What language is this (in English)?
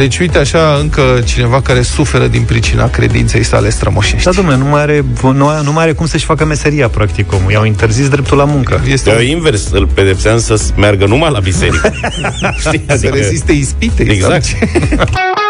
Romanian